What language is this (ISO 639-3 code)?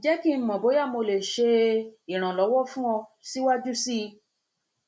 yor